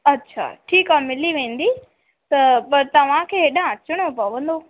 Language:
Sindhi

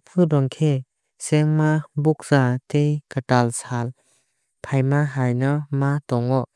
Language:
Kok Borok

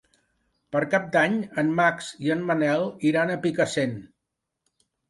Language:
Catalan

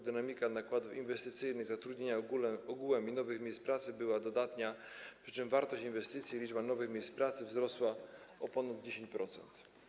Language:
Polish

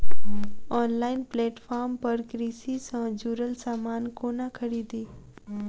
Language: Maithili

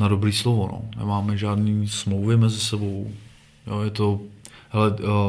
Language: Czech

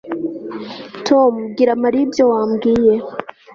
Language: Kinyarwanda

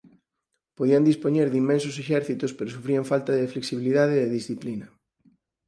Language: Galician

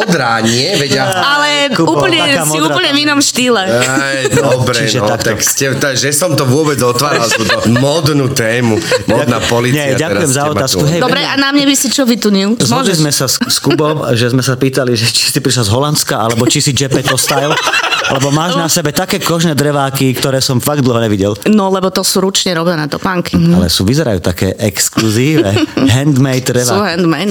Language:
Slovak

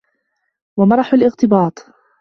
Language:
Arabic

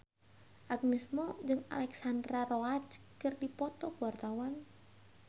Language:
Sundanese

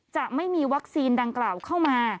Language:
Thai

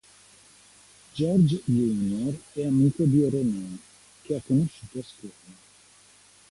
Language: Italian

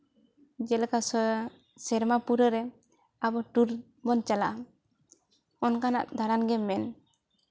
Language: Santali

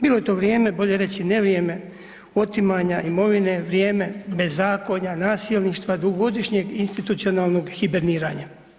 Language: Croatian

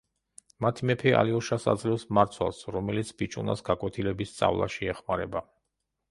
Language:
Georgian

